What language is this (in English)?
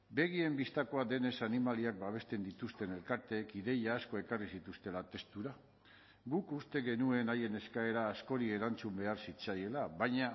Basque